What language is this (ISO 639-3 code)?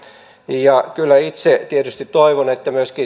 fin